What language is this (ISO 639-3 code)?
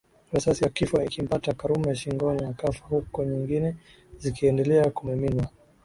swa